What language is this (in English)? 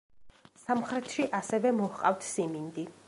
Georgian